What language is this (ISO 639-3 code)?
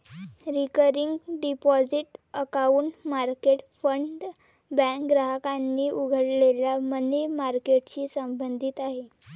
mar